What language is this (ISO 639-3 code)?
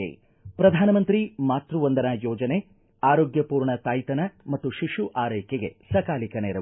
kan